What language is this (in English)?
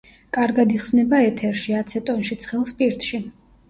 Georgian